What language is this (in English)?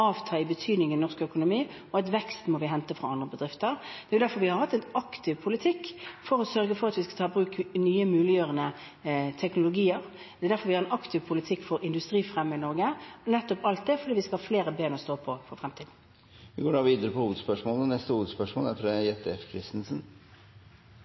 Norwegian